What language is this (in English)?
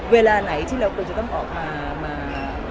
Thai